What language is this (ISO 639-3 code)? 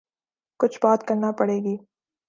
urd